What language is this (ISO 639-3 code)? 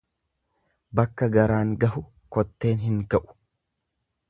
orm